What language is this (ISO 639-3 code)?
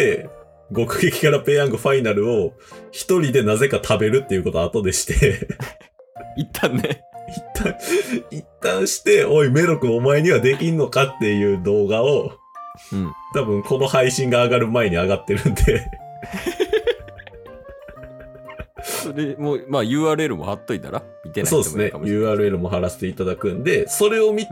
jpn